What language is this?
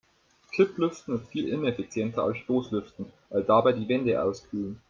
German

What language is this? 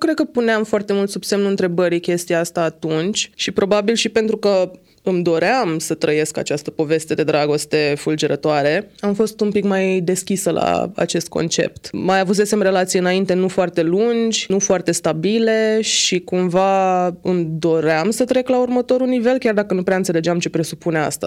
Romanian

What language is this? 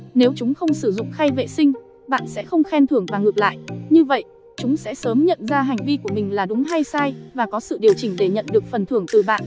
Vietnamese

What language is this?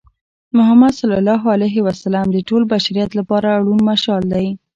Pashto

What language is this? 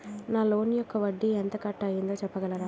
Telugu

